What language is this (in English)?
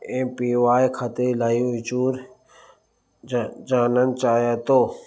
Sindhi